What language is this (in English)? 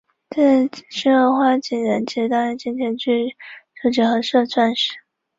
Chinese